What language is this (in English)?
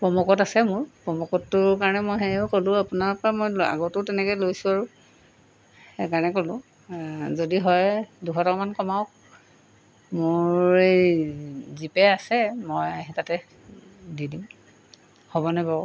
Assamese